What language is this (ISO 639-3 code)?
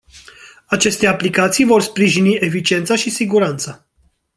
ron